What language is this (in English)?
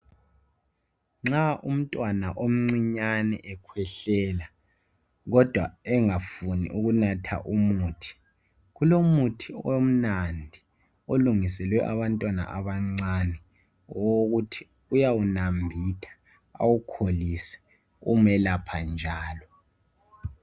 North Ndebele